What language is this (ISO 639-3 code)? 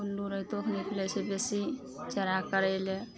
mai